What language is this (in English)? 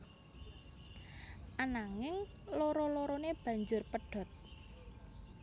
Javanese